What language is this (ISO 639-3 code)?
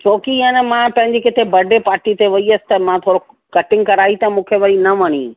snd